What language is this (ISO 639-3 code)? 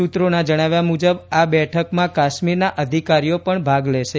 guj